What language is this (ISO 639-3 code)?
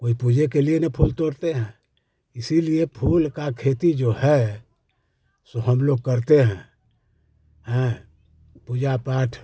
hin